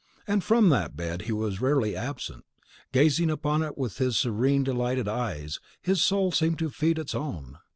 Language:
English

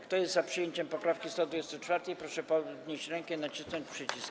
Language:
Polish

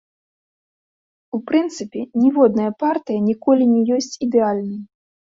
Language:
Belarusian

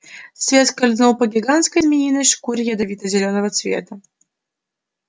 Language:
Russian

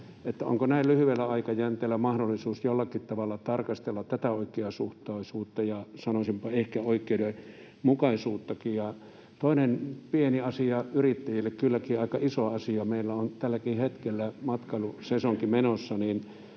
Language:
Finnish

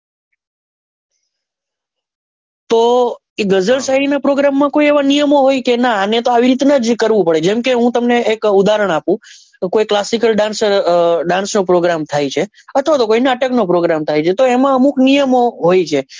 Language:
Gujarati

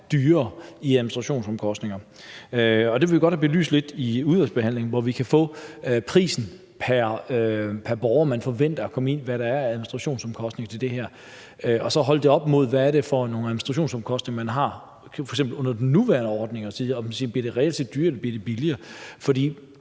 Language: Danish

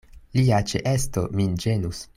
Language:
Esperanto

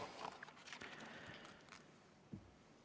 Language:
Estonian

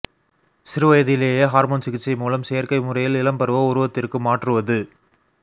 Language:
Tamil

